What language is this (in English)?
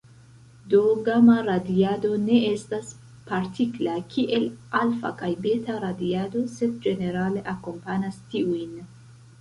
Esperanto